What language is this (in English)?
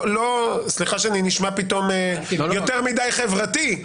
Hebrew